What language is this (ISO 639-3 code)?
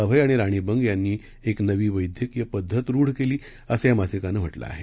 mar